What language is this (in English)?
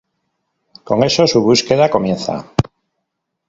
Spanish